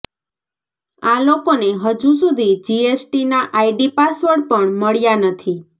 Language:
Gujarati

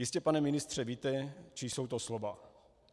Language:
Czech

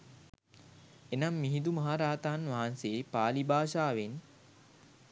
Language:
Sinhala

